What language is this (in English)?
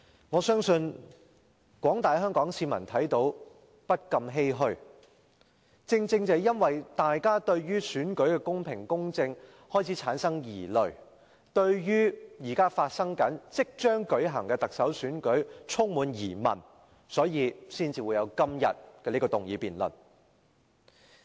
Cantonese